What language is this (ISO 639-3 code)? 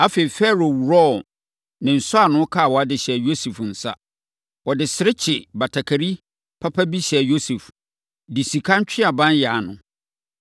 aka